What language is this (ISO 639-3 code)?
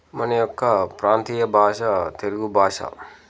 tel